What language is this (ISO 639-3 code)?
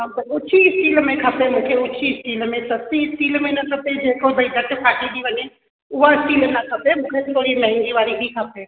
snd